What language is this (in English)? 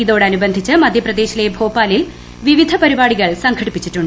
Malayalam